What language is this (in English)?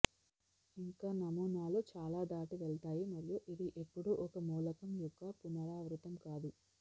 Telugu